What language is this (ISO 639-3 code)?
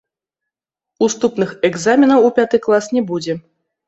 bel